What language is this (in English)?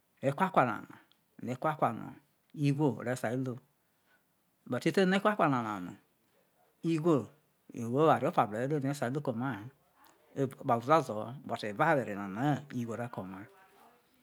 Isoko